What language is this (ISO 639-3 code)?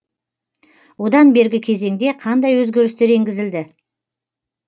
kaz